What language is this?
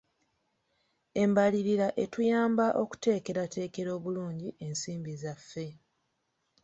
Ganda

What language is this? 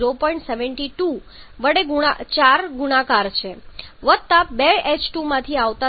Gujarati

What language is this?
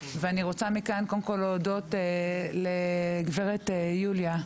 Hebrew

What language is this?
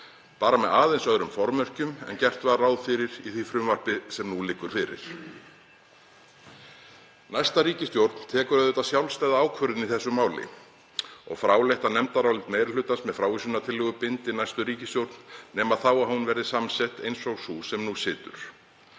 Icelandic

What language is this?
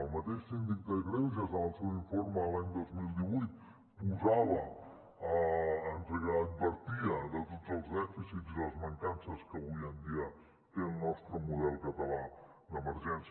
Catalan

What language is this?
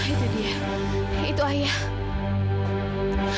Indonesian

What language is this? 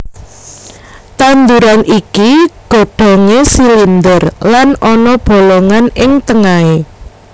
Javanese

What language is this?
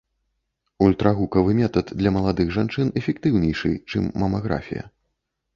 Belarusian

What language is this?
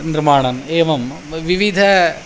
Sanskrit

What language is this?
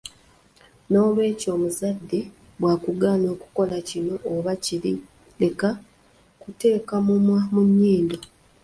Ganda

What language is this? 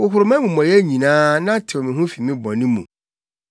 Akan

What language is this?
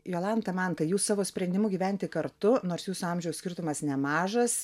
Lithuanian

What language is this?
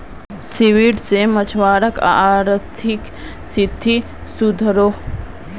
Magahi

